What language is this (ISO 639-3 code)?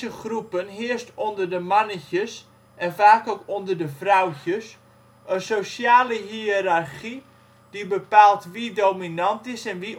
nld